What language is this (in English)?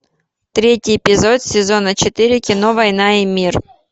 Russian